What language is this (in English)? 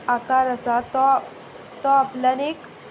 Konkani